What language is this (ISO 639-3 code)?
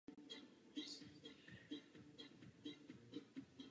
ces